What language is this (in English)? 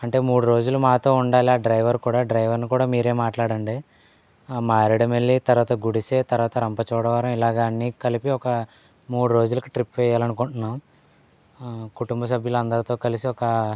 Telugu